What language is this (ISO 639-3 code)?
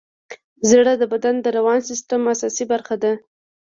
pus